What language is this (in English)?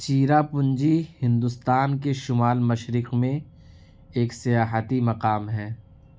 Urdu